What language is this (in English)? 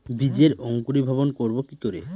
Bangla